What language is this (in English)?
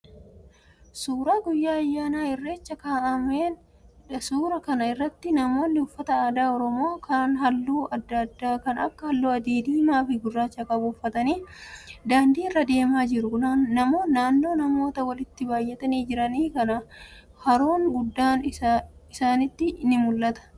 Oromo